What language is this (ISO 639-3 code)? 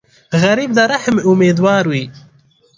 pus